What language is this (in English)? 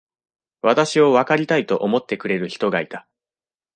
Japanese